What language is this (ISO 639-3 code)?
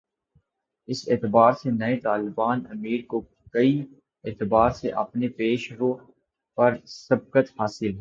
urd